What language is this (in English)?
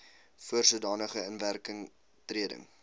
Afrikaans